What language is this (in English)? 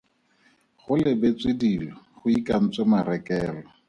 Tswana